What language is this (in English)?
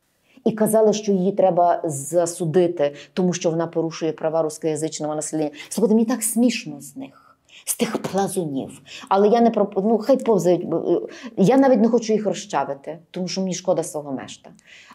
Ukrainian